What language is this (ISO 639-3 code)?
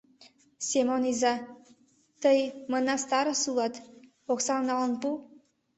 chm